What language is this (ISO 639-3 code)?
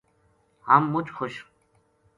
gju